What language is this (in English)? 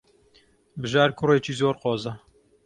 Central Kurdish